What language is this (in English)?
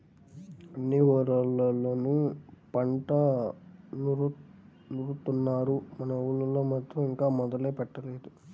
Telugu